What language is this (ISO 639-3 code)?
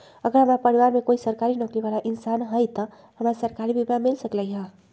mag